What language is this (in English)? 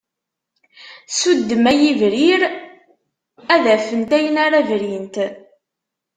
Kabyle